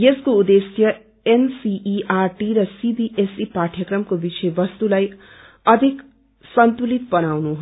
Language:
Nepali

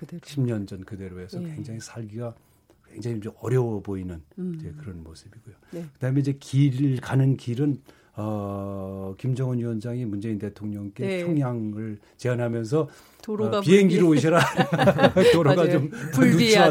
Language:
Korean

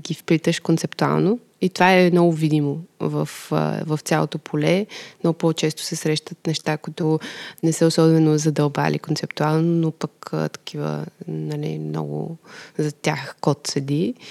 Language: Bulgarian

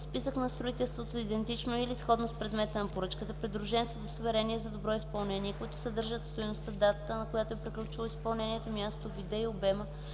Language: Bulgarian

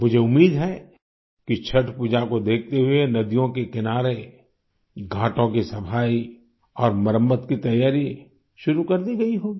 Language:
Hindi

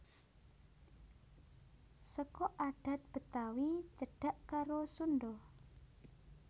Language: Javanese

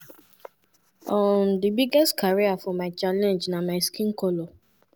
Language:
Nigerian Pidgin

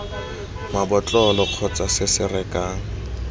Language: Tswana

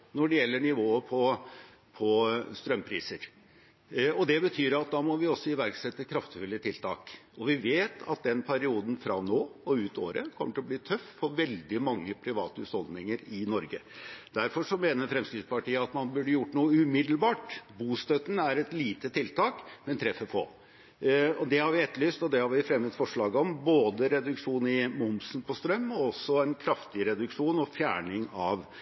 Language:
Norwegian Bokmål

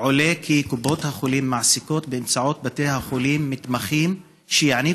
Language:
Hebrew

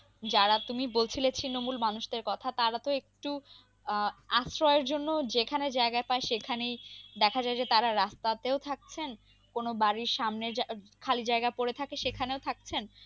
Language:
Bangla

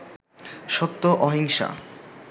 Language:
Bangla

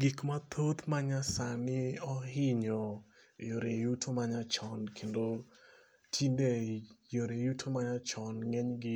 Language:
Luo (Kenya and Tanzania)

